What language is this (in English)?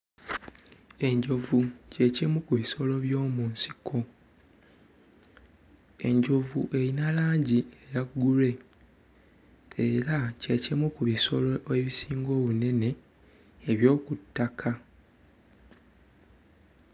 Ganda